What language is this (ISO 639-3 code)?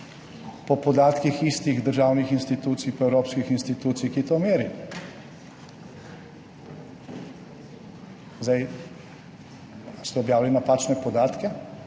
slv